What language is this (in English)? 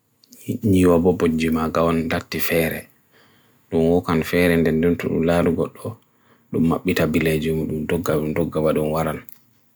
Bagirmi Fulfulde